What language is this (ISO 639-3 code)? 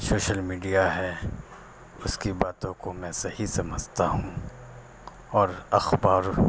urd